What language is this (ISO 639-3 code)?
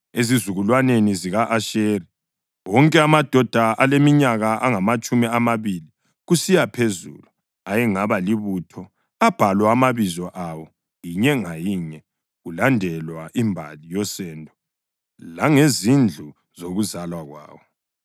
nde